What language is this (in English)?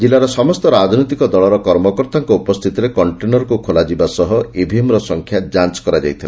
Odia